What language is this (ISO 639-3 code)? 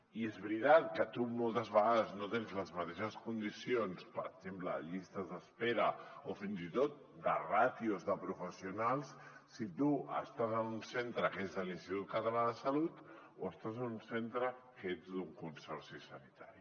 cat